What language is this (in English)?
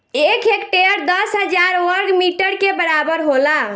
Bhojpuri